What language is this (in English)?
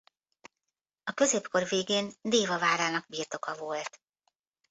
Hungarian